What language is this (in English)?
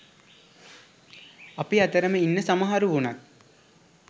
Sinhala